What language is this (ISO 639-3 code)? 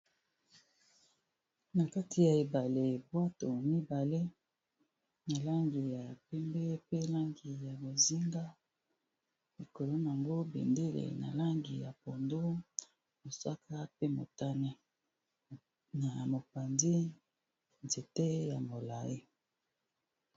lin